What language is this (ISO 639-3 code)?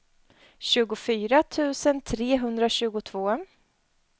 swe